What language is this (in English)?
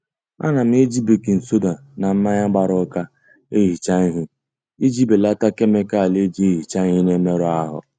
Igbo